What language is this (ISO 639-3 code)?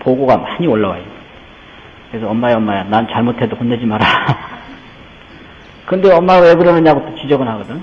kor